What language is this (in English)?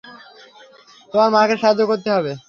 Bangla